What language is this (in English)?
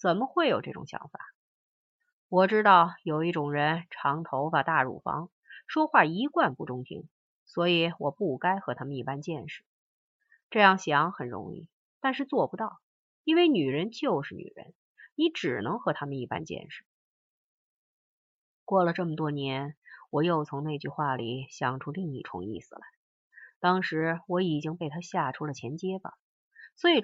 Chinese